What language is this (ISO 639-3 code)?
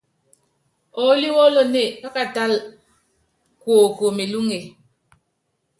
yav